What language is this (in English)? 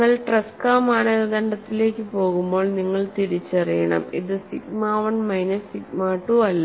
Malayalam